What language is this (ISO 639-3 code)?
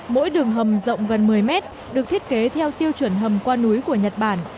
vie